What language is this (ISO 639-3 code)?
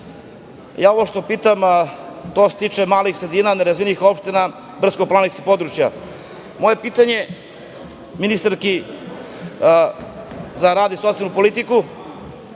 srp